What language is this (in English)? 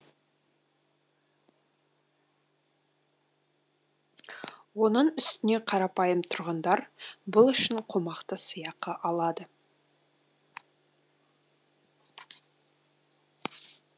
Kazakh